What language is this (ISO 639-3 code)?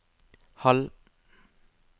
nor